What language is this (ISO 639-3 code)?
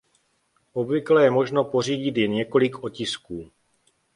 ces